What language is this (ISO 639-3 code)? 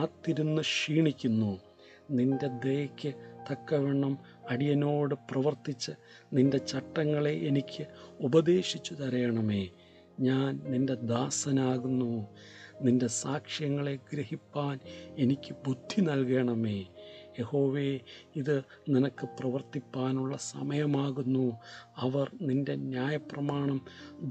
mal